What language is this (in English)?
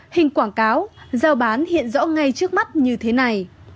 Vietnamese